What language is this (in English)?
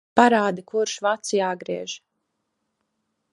Latvian